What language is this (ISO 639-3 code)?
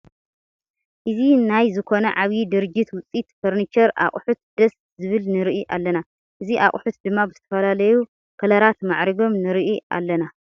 tir